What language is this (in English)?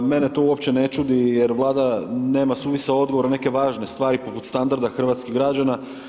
Croatian